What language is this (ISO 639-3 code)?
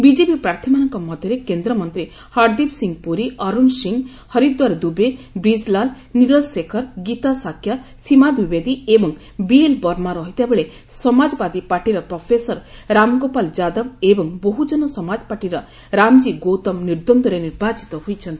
ori